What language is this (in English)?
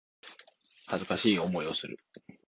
Japanese